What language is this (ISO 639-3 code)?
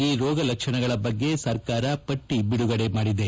kan